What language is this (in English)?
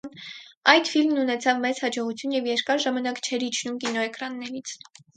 Armenian